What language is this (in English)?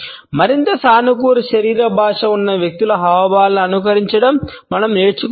Telugu